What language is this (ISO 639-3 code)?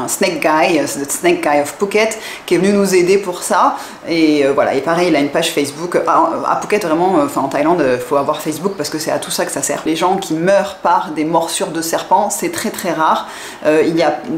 fra